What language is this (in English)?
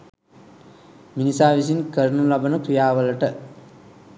Sinhala